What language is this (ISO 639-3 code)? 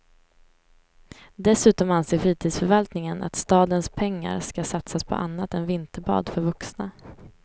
swe